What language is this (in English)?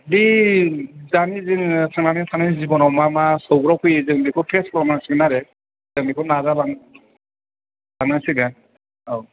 Bodo